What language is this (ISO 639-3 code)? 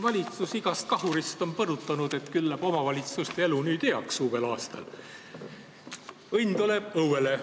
est